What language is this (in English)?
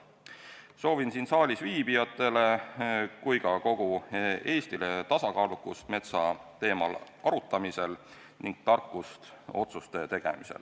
Estonian